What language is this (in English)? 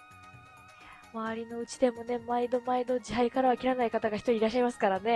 Japanese